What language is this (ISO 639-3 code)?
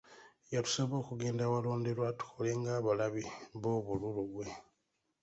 lug